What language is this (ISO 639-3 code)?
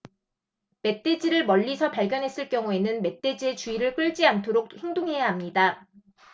kor